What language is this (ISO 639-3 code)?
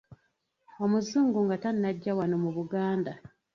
lug